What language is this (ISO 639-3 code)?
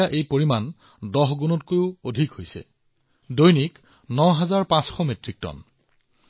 asm